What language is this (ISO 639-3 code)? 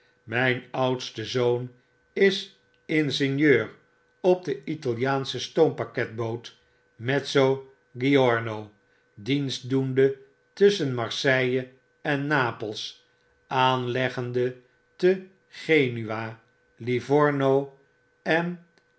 nld